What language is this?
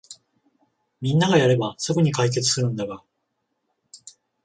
Japanese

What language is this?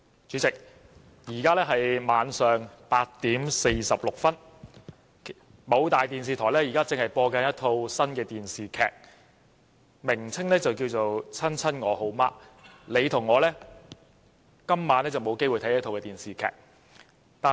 Cantonese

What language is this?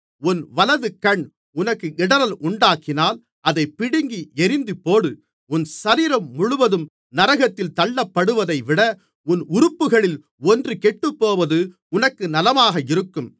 Tamil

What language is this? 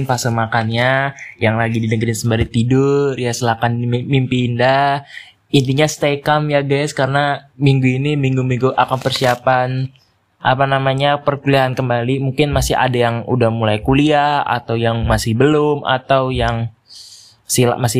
Indonesian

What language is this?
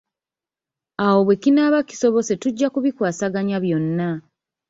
Ganda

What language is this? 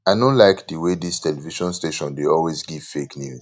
Nigerian Pidgin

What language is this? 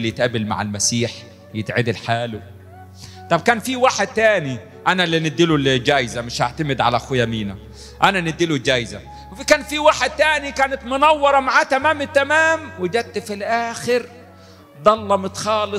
Arabic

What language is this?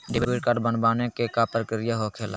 Magahi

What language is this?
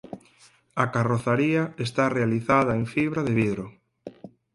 Galician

